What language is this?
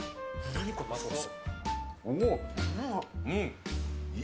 Japanese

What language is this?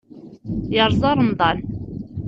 Kabyle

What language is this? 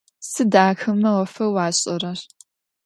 Adyghe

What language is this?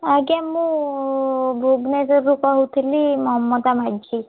Odia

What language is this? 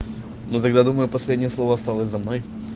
Russian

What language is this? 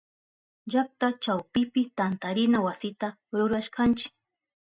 Southern Pastaza Quechua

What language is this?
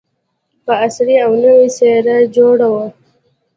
Pashto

